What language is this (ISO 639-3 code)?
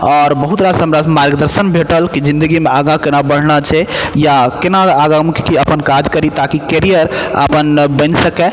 mai